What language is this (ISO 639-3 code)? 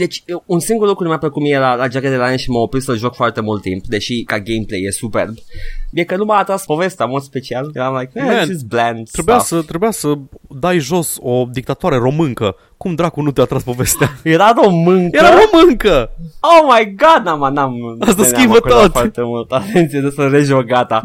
ron